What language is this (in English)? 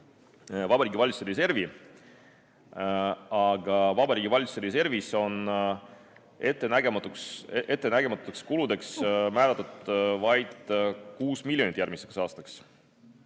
Estonian